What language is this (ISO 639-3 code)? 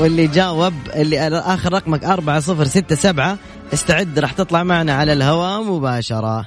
ara